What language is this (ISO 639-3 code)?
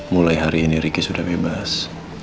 ind